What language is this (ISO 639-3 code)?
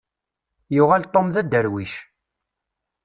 kab